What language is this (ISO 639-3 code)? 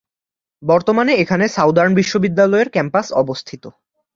ben